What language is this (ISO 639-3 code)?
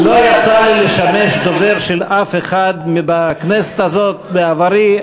heb